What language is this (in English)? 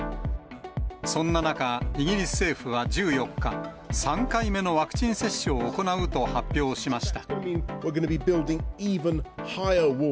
Japanese